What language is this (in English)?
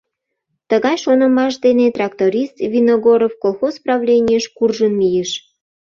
Mari